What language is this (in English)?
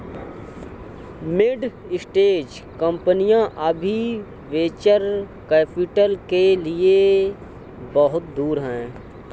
Hindi